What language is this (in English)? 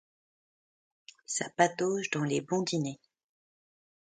French